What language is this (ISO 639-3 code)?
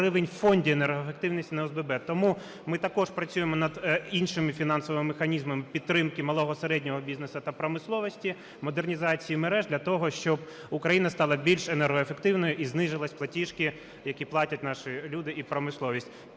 ukr